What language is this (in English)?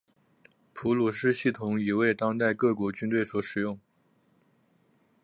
Chinese